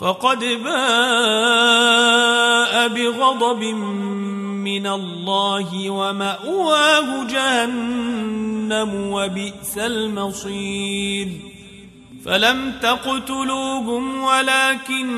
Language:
Arabic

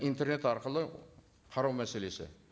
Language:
Kazakh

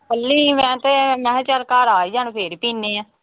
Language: Punjabi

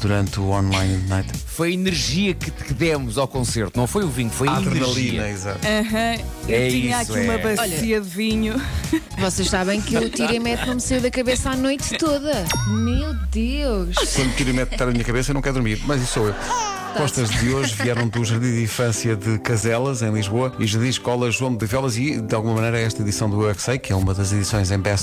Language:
Portuguese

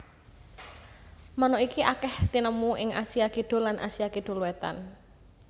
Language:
Javanese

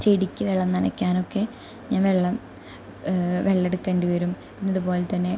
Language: Malayalam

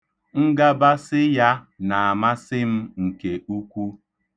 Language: Igbo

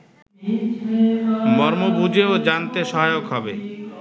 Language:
Bangla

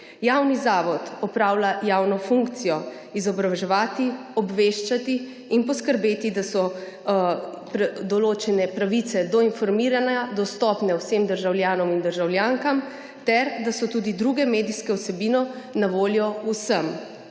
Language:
Slovenian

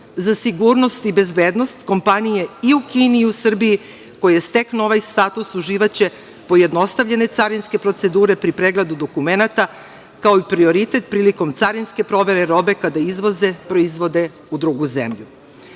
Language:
Serbian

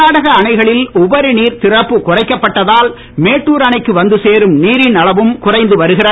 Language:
Tamil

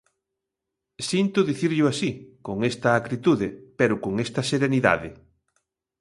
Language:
Galician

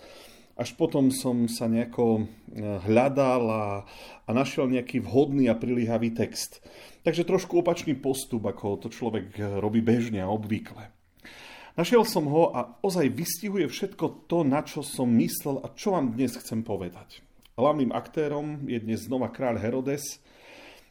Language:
Slovak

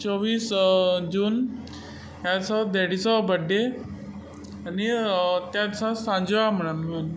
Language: Konkani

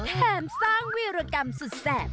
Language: Thai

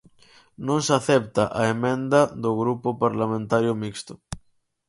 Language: Galician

